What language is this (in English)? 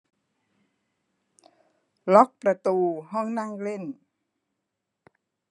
Thai